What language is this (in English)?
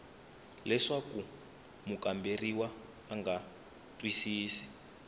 Tsonga